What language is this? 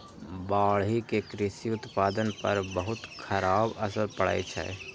Maithili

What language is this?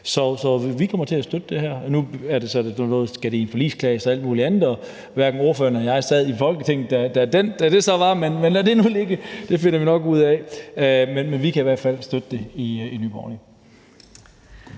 Danish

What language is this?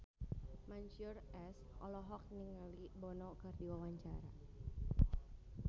Sundanese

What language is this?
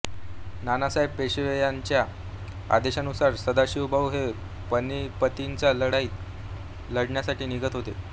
Marathi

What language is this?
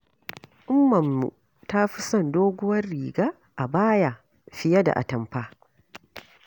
Hausa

